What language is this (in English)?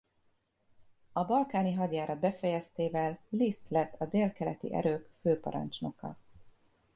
Hungarian